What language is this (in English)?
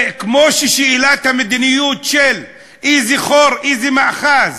Hebrew